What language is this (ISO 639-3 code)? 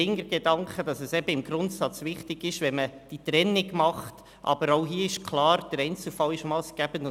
gsw